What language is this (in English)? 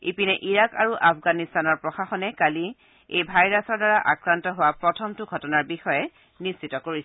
Assamese